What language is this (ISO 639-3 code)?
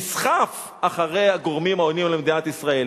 heb